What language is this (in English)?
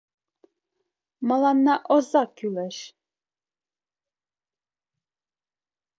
Mari